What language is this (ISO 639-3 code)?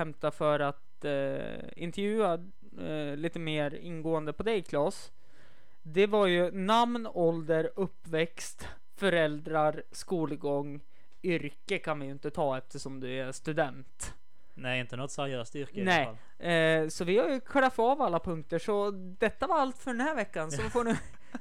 swe